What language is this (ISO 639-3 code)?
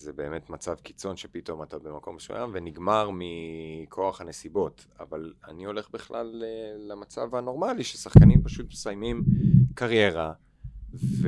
heb